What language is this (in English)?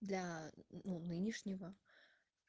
Russian